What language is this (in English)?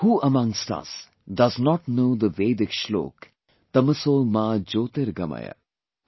English